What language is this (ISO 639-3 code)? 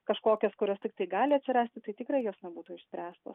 lit